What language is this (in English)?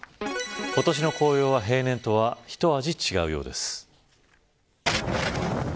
Japanese